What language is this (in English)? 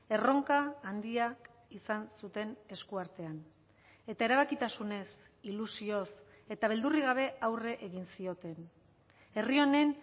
Basque